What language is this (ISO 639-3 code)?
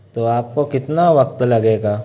urd